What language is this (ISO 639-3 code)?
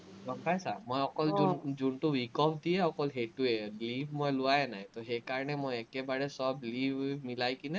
asm